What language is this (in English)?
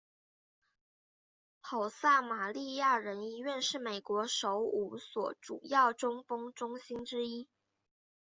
Chinese